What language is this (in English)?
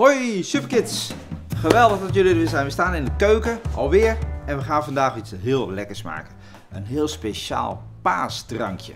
Dutch